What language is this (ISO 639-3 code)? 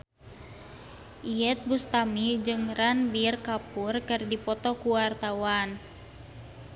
sun